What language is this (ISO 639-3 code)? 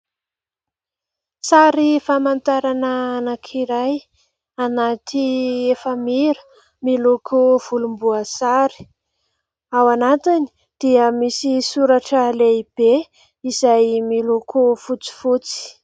mlg